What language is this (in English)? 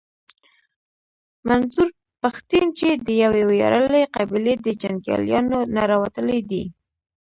Pashto